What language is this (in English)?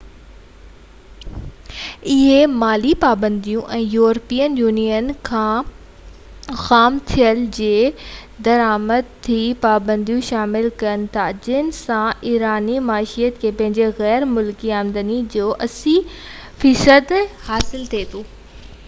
Sindhi